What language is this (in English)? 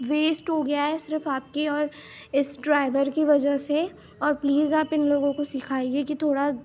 Urdu